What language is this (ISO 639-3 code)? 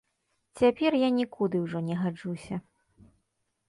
bel